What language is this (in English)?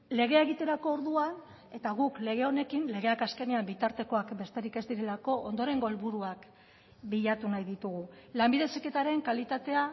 Basque